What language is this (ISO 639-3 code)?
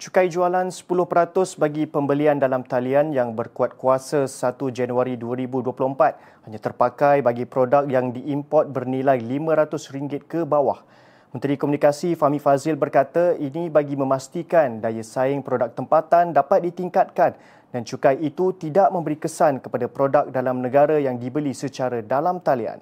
msa